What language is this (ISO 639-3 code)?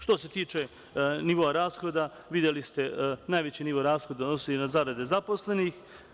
srp